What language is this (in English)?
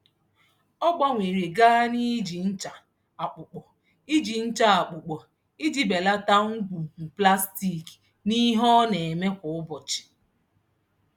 Igbo